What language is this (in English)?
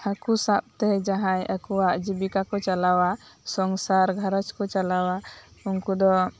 Santali